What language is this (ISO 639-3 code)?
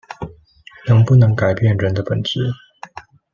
zho